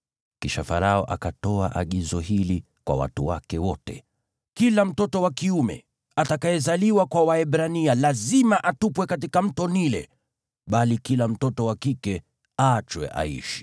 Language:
Swahili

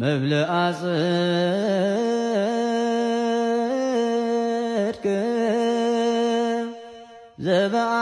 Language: Arabic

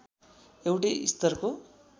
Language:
Nepali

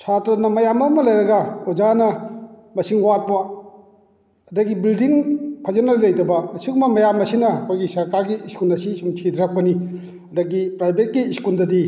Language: Manipuri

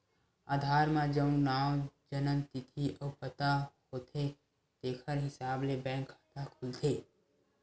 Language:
Chhattisgarhi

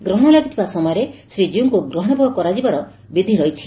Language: Odia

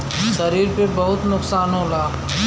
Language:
Bhojpuri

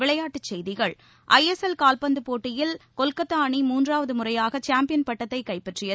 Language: Tamil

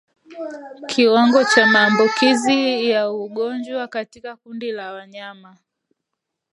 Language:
Swahili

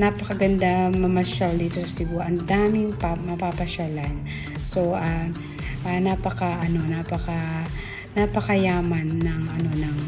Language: Filipino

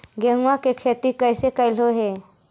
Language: Magahi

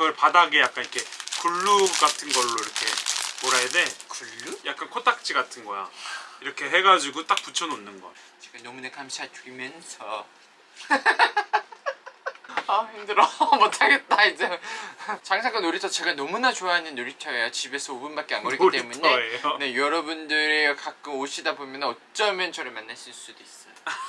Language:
Korean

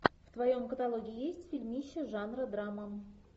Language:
Russian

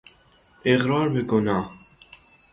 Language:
Persian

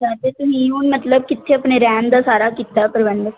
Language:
Punjabi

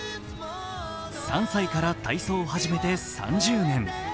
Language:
Japanese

